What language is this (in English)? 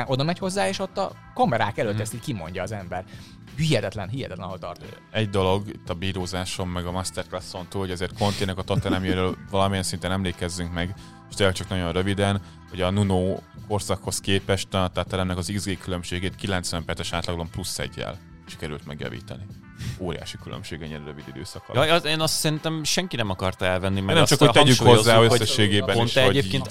Hungarian